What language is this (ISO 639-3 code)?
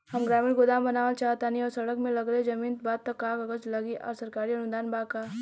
bho